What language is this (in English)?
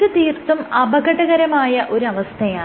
Malayalam